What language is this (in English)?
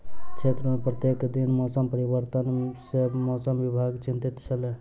Maithili